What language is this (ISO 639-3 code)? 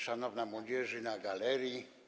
pol